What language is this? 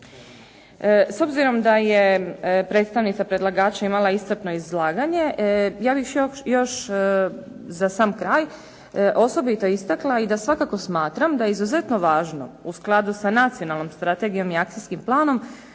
Croatian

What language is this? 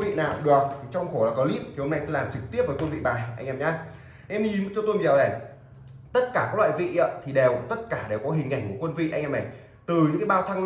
Vietnamese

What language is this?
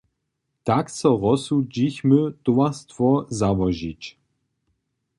Upper Sorbian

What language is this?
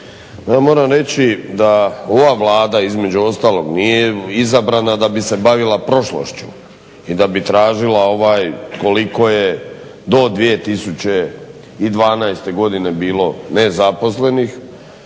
Croatian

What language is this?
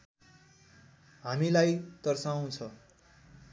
Nepali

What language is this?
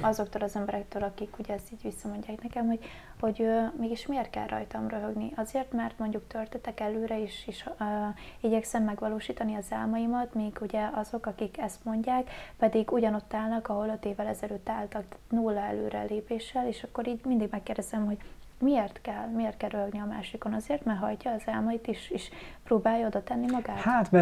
Hungarian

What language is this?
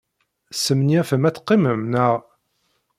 Kabyle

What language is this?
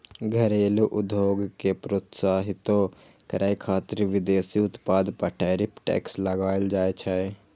Maithili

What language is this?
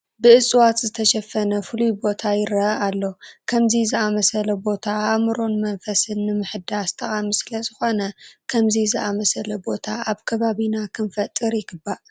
Tigrinya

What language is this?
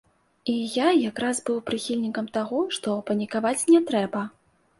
Belarusian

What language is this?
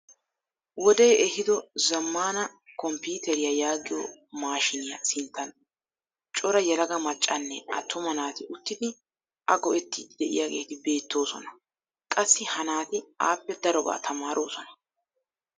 Wolaytta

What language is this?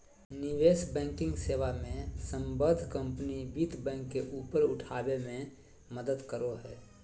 Magahi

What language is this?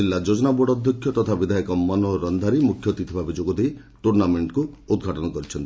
Odia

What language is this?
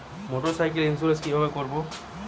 Bangla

